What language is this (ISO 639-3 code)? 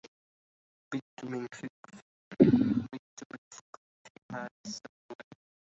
ara